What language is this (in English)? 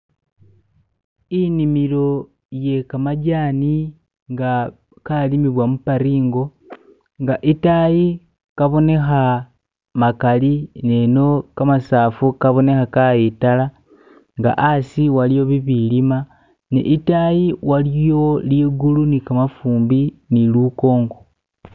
Masaaba